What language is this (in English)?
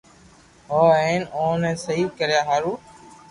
Loarki